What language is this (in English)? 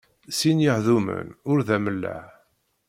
Kabyle